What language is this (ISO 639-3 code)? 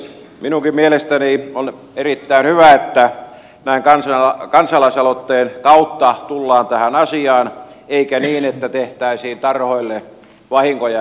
fin